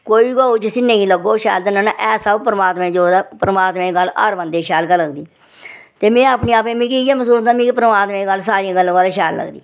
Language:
Dogri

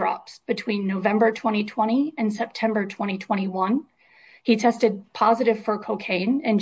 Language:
English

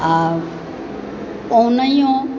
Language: Maithili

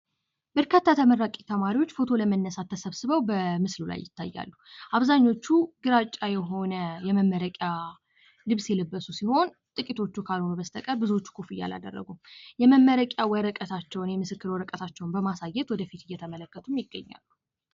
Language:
Amharic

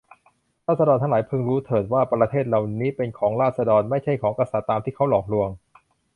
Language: Thai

